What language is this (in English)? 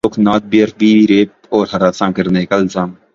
Urdu